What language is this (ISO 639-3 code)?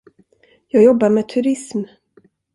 swe